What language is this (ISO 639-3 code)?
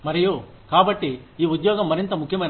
tel